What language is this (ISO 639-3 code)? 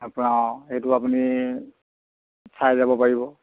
asm